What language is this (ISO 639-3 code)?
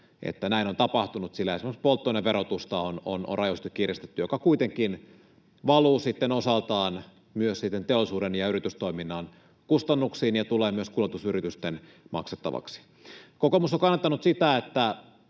fin